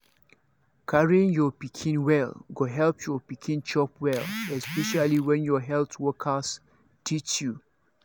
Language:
Nigerian Pidgin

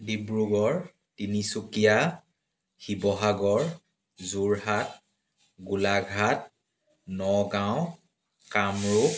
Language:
Assamese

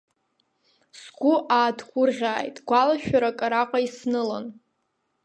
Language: Abkhazian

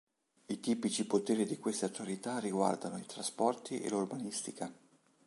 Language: Italian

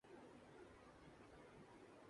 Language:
Urdu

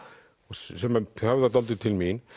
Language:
Icelandic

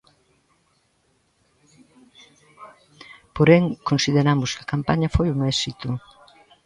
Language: Galician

